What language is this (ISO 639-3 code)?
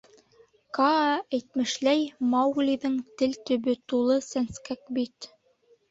bak